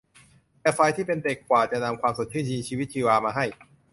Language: Thai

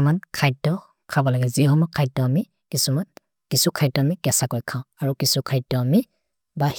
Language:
Maria (India)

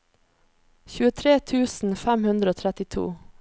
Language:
Norwegian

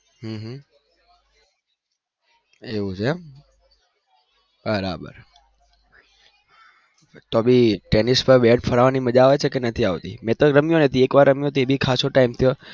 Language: Gujarati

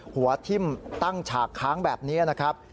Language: Thai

